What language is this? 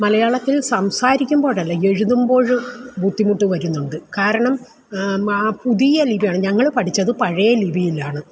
Malayalam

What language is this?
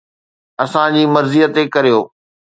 Sindhi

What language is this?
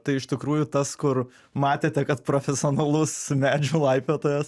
Lithuanian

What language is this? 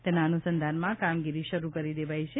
Gujarati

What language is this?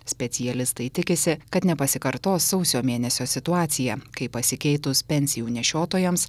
Lithuanian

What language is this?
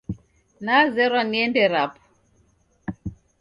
Taita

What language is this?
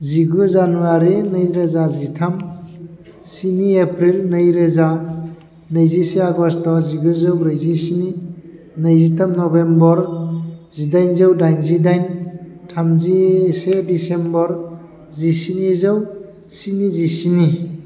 Bodo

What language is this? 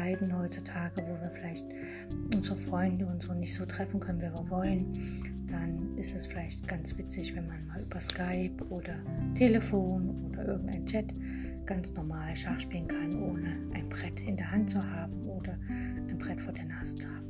German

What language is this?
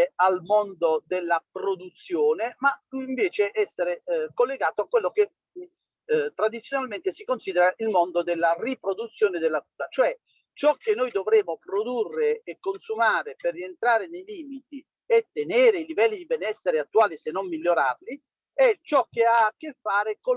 Italian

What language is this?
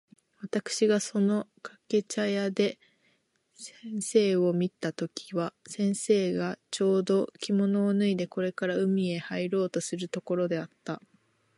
Japanese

